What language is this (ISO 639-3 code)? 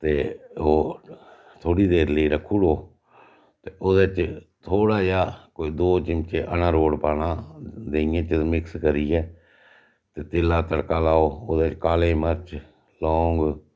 doi